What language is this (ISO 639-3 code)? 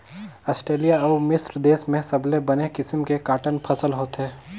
hne